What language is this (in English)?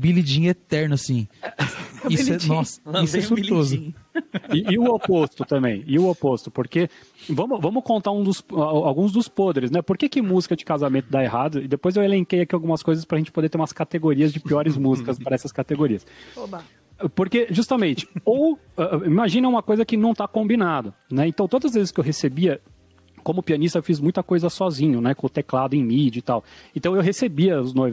Portuguese